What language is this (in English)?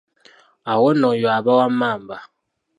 Ganda